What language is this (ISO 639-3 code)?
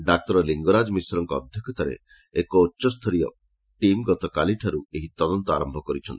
ori